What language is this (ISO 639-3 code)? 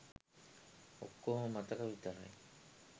sin